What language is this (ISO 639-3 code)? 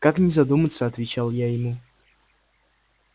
rus